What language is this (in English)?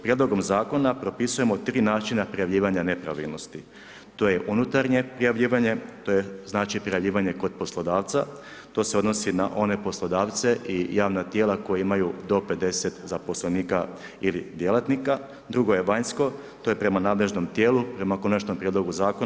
Croatian